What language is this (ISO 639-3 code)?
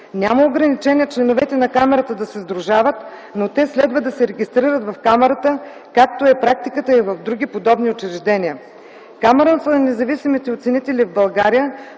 bul